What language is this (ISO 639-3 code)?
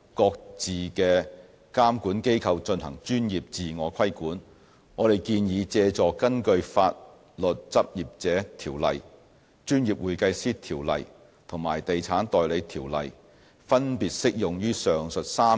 yue